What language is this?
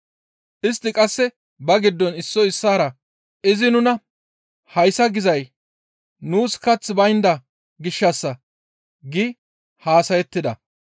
Gamo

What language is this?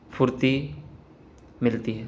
Urdu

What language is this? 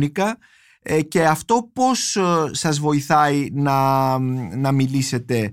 Greek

